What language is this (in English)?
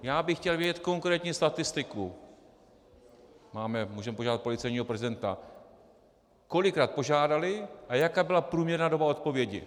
Czech